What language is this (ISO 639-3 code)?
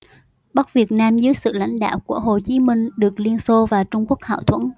vie